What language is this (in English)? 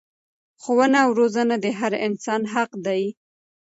Pashto